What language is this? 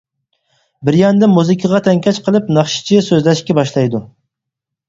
Uyghur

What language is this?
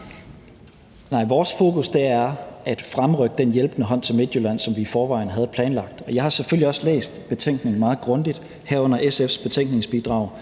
Danish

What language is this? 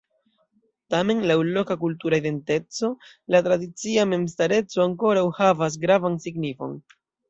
Esperanto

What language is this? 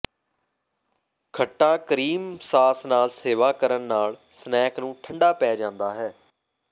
Punjabi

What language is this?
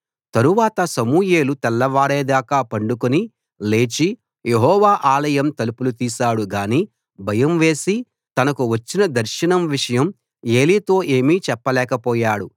Telugu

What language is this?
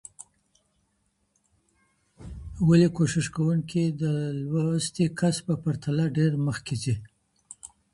Pashto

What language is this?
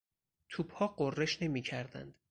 Persian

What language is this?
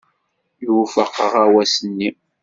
Kabyle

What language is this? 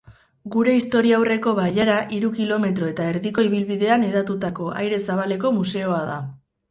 Basque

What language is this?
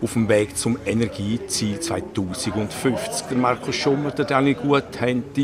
German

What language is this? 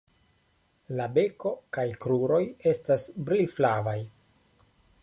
Esperanto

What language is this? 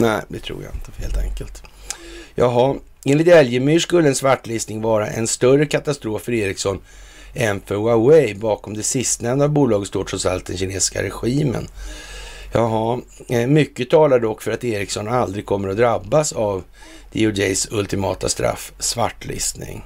Swedish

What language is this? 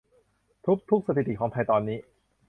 Thai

